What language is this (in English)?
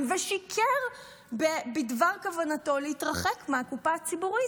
Hebrew